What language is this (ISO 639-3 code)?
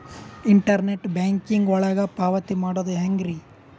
kan